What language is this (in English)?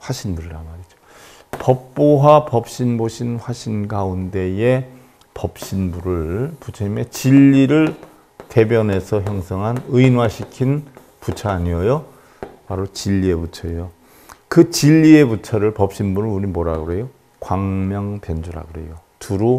Korean